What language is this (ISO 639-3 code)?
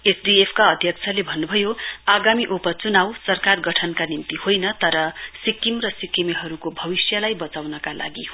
nep